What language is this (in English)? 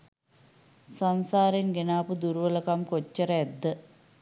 Sinhala